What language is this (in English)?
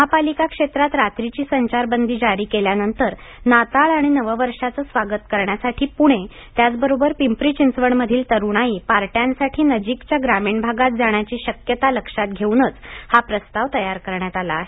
Marathi